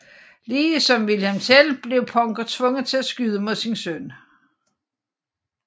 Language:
Danish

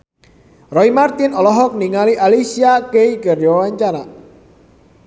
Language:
Sundanese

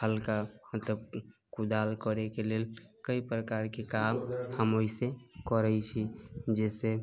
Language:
Maithili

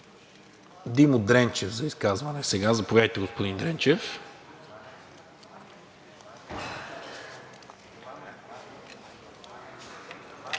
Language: Bulgarian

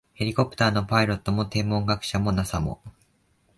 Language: Japanese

